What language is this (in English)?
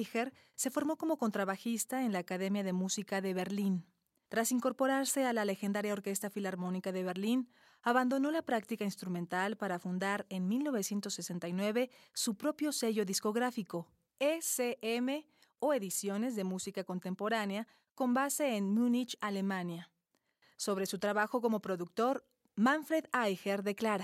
Spanish